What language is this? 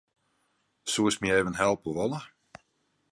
Western Frisian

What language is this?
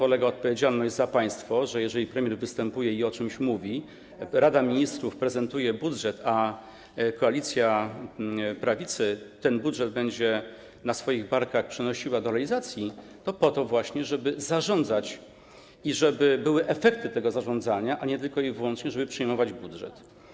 Polish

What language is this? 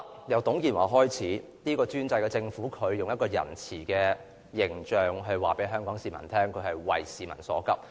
Cantonese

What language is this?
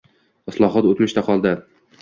Uzbek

